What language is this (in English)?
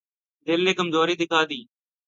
Urdu